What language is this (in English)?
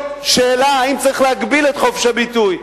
Hebrew